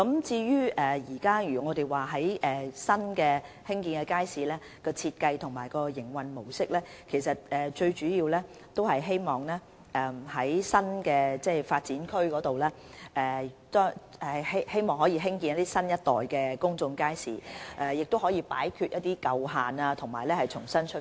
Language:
Cantonese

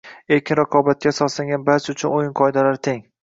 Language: Uzbek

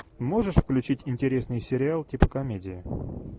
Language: Russian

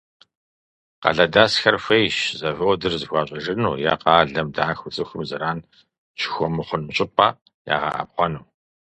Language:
Kabardian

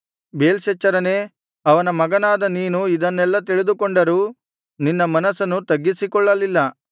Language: Kannada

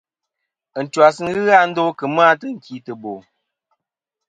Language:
Kom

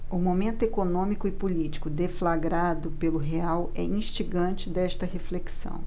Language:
Portuguese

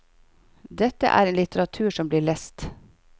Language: Norwegian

